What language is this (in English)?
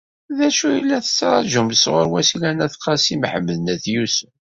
Kabyle